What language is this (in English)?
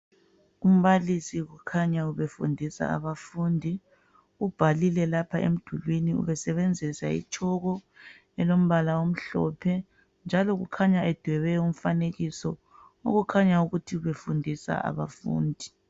North Ndebele